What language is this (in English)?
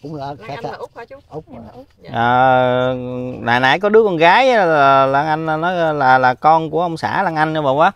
Vietnamese